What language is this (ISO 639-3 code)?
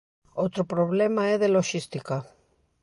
glg